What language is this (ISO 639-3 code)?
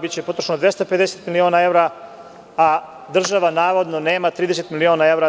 srp